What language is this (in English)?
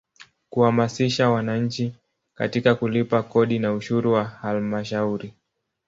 Swahili